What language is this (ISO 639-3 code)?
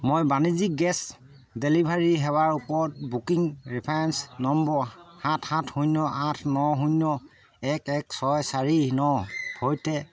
asm